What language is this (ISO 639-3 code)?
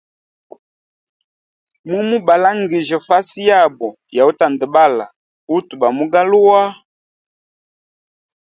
hem